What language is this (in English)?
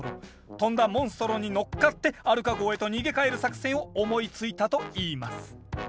Japanese